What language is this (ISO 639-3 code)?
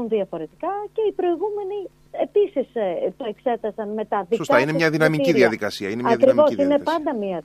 ell